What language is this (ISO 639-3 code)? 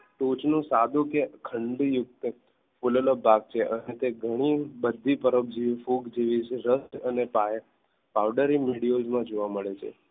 guj